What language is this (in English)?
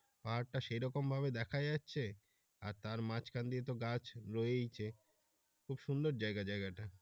Bangla